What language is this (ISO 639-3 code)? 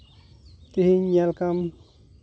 sat